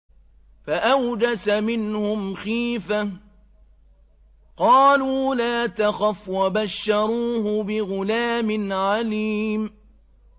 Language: Arabic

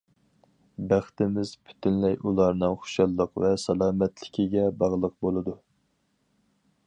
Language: Uyghur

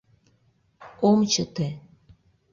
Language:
Mari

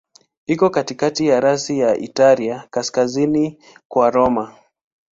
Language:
Swahili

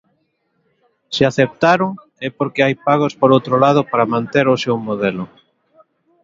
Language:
Galician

